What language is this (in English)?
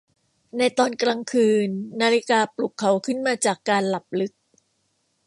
Thai